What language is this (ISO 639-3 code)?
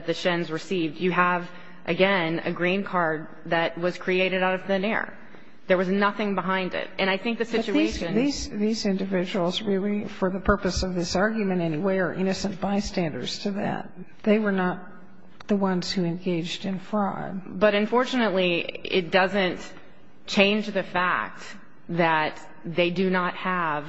eng